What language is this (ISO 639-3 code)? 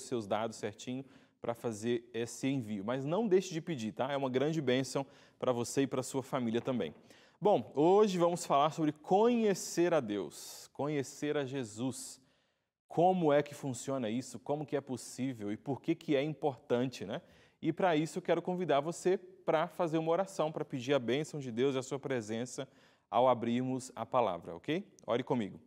por